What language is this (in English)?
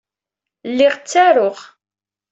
Kabyle